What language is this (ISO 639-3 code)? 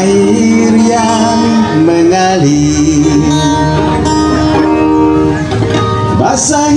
ind